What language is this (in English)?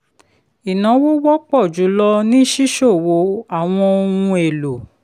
Yoruba